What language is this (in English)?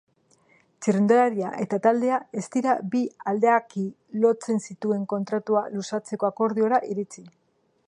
Basque